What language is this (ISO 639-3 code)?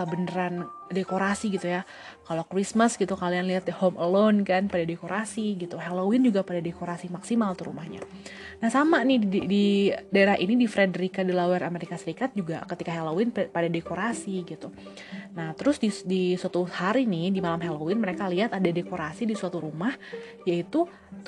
ind